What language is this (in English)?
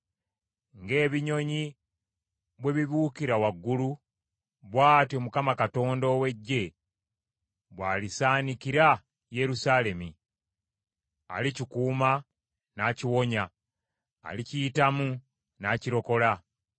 Ganda